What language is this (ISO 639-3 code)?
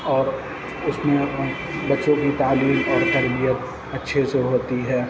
urd